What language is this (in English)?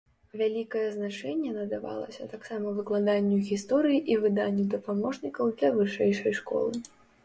Belarusian